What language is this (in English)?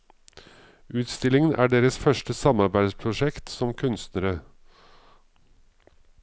Norwegian